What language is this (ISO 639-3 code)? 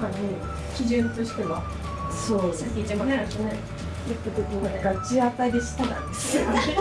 jpn